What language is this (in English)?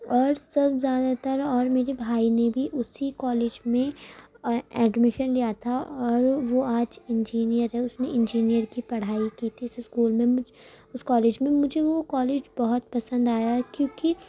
Urdu